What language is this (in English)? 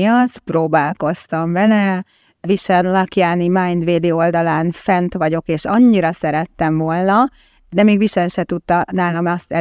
Hungarian